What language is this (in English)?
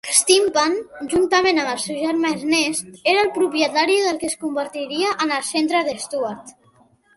Catalan